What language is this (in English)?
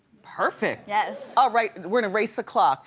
English